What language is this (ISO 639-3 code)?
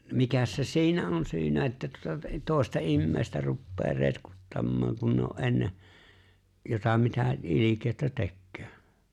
fin